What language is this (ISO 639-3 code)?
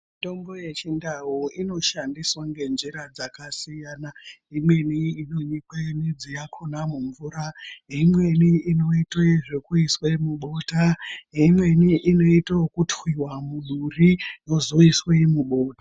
ndc